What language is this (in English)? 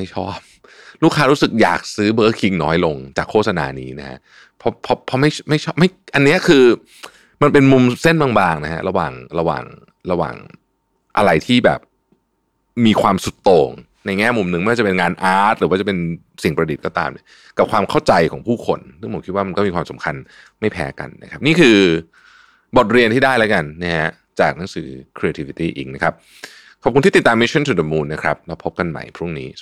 Thai